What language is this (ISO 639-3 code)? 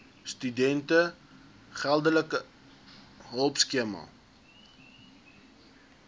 afr